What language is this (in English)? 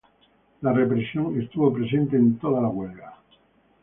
Spanish